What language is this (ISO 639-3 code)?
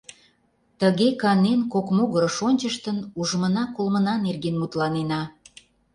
chm